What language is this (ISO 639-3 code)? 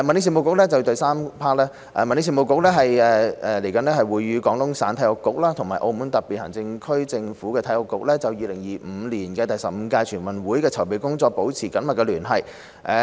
yue